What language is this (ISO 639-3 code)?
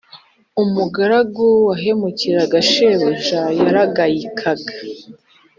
kin